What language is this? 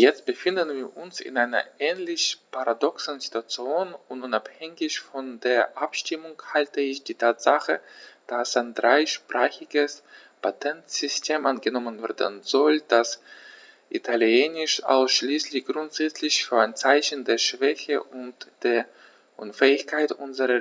German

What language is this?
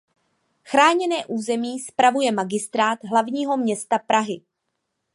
Czech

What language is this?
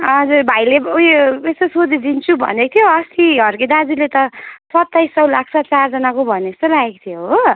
Nepali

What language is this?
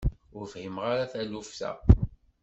Kabyle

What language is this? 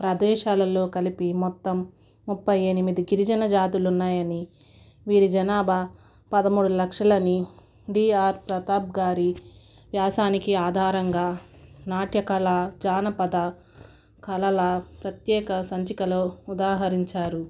Telugu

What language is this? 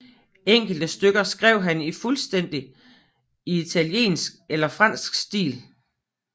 Danish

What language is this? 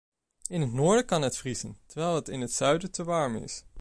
Dutch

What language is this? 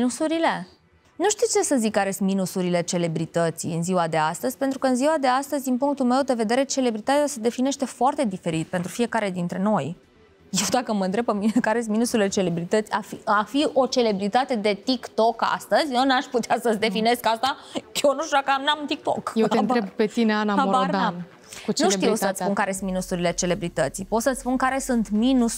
Romanian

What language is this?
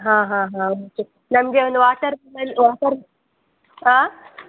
Kannada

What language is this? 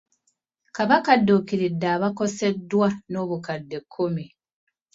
Ganda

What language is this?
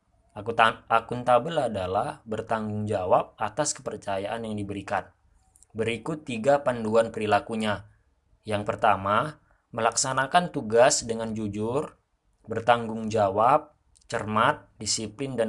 Indonesian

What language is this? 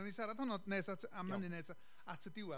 Welsh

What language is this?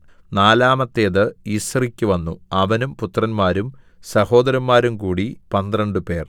Malayalam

